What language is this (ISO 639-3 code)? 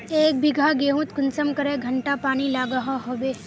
mag